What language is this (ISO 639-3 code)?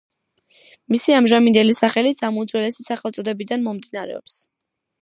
kat